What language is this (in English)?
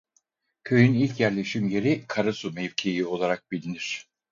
Turkish